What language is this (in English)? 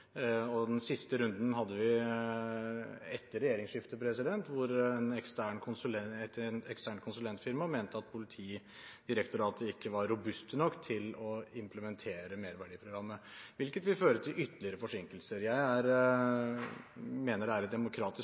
Norwegian Bokmål